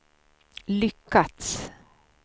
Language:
Swedish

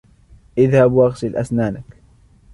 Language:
Arabic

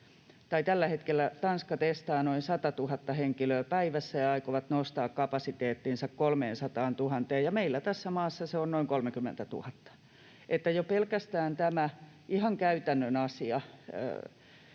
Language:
Finnish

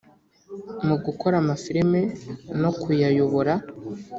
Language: Kinyarwanda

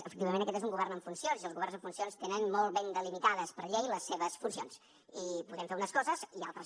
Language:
Catalan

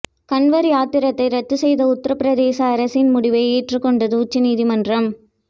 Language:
Tamil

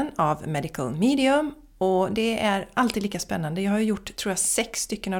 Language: Swedish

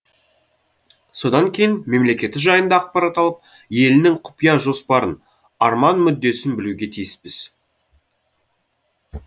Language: Kazakh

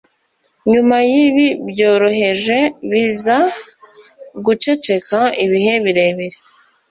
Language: Kinyarwanda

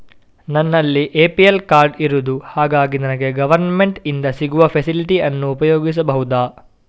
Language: Kannada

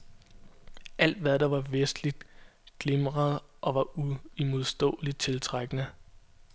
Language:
Danish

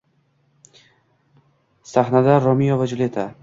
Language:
Uzbek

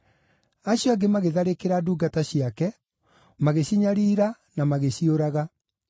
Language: Kikuyu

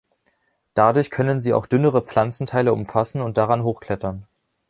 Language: German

